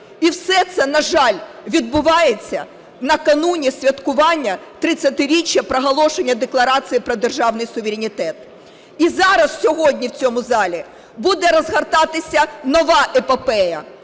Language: Ukrainian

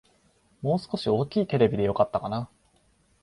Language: Japanese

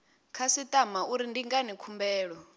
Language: Venda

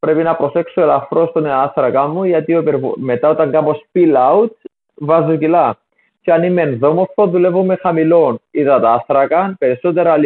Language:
Greek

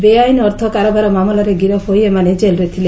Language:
Odia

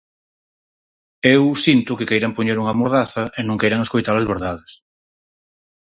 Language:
Galician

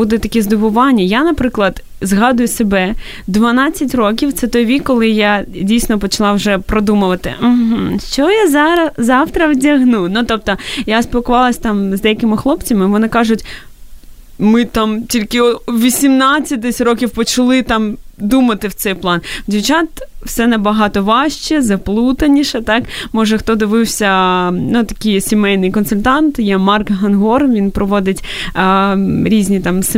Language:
Ukrainian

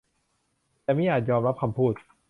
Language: Thai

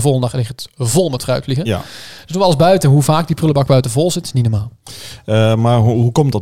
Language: Dutch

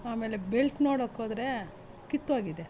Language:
Kannada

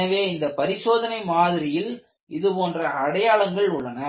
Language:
Tamil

